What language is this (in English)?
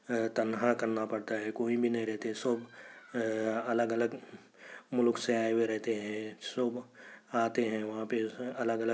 Urdu